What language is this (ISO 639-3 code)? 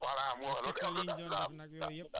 wol